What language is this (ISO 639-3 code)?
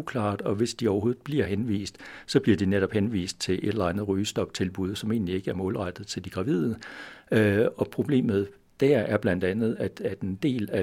dan